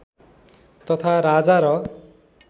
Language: Nepali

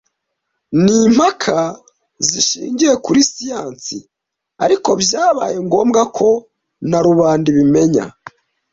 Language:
Kinyarwanda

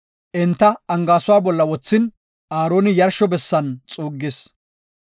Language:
Gofa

